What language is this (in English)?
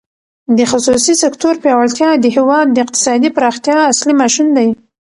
Pashto